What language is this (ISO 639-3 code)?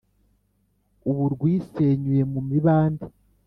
kin